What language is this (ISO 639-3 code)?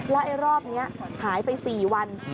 tha